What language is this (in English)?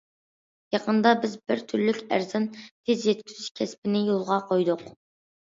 Uyghur